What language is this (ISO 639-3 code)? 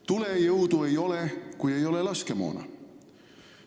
est